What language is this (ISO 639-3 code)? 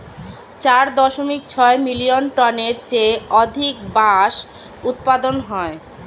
ben